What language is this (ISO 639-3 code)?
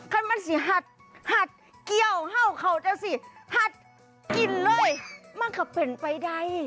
tha